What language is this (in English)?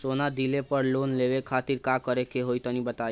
Bhojpuri